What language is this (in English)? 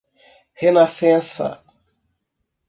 Portuguese